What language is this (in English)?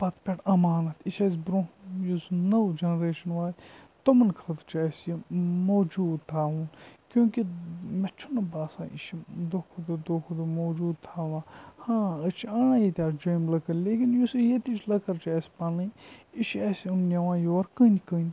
Kashmiri